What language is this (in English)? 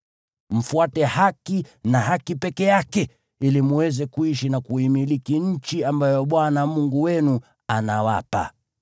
Swahili